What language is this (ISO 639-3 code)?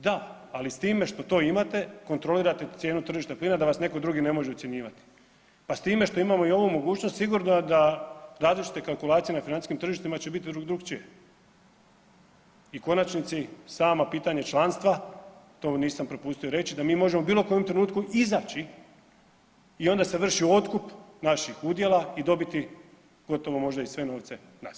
hrv